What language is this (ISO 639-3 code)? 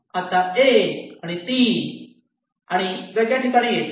mar